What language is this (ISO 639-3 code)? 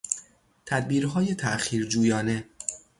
fas